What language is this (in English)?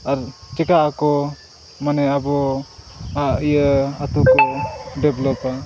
Santali